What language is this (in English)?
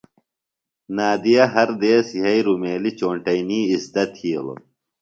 Phalura